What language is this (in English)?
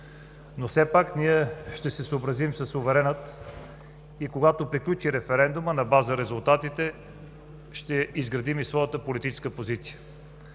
Bulgarian